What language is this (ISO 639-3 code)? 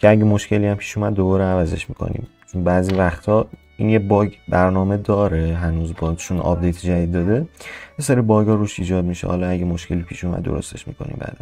fas